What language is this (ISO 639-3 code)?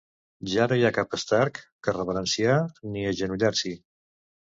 cat